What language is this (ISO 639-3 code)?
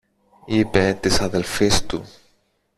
ell